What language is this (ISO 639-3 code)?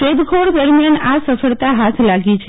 guj